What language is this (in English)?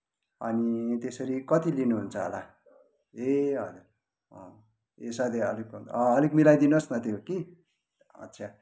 Nepali